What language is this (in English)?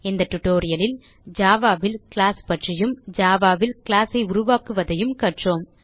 Tamil